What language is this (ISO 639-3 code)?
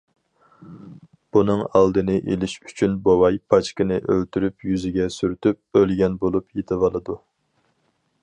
uig